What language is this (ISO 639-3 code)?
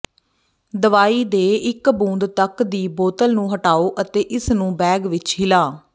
pan